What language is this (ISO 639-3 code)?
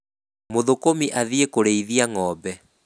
kik